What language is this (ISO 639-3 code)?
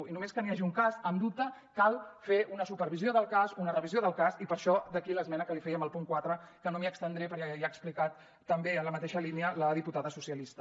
cat